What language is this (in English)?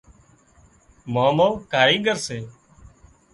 Wadiyara Koli